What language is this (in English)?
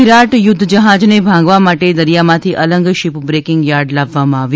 Gujarati